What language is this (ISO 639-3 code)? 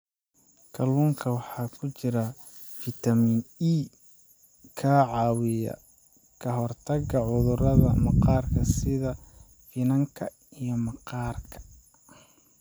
som